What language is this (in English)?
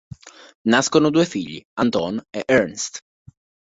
Italian